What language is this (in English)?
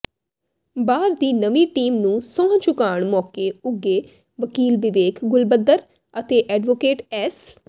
Punjabi